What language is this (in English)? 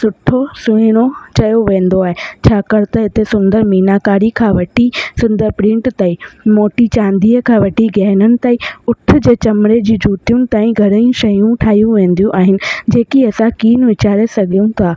Sindhi